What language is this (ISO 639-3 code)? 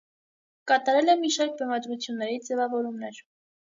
hye